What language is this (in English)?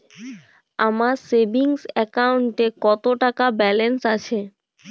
Bangla